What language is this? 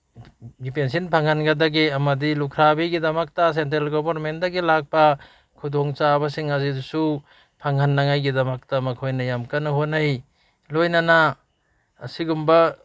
Manipuri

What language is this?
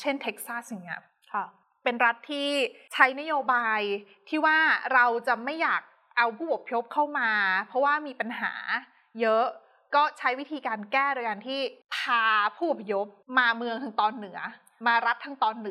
Thai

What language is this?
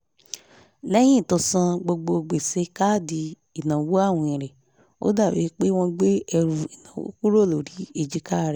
Yoruba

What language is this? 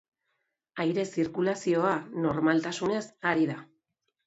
Basque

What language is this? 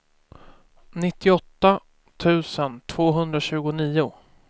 Swedish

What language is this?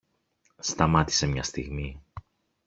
Greek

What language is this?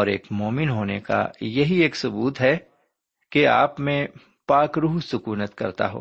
Urdu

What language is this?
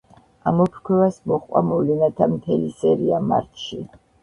Georgian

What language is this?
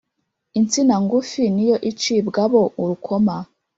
Kinyarwanda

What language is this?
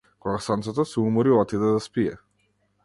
Macedonian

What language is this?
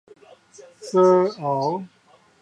Min Nan Chinese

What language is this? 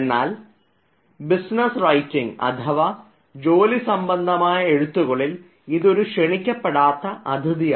Malayalam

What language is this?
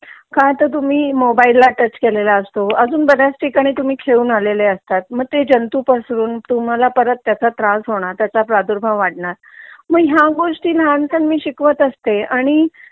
Marathi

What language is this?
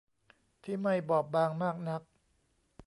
Thai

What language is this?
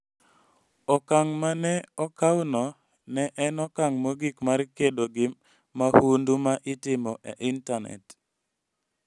Luo (Kenya and Tanzania)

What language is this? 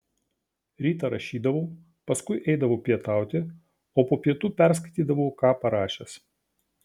Lithuanian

